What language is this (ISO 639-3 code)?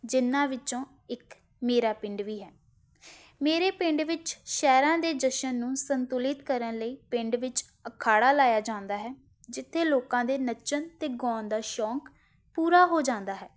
pan